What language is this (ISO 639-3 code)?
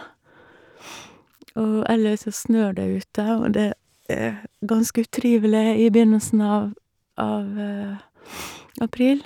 nor